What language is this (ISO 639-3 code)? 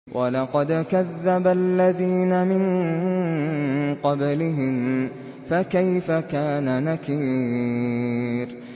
ara